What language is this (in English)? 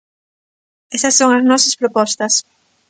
Galician